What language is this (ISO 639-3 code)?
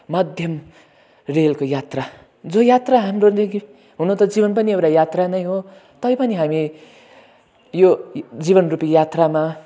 nep